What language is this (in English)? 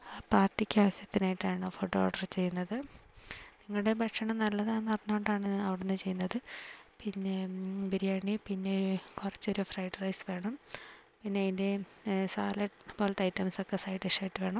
Malayalam